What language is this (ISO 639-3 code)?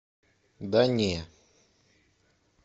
rus